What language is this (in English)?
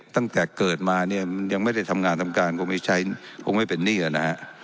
Thai